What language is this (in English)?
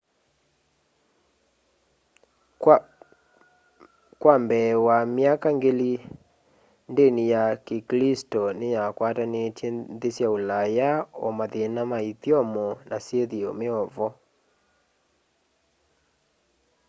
Kamba